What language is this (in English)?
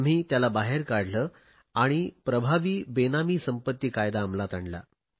Marathi